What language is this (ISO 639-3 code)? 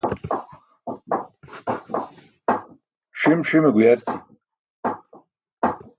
bsk